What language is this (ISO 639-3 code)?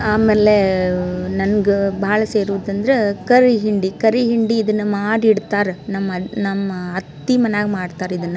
kan